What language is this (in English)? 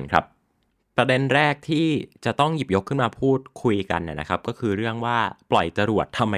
Thai